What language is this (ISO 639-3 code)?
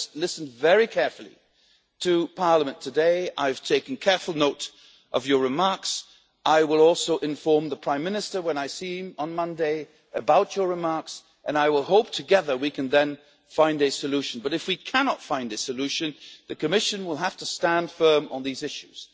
eng